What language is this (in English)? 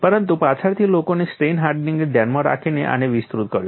Gujarati